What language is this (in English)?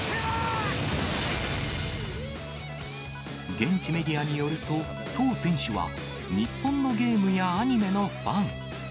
Japanese